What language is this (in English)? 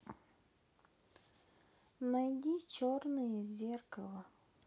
Russian